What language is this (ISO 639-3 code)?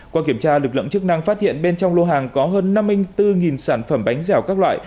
vie